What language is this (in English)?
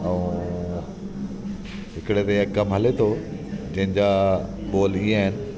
Sindhi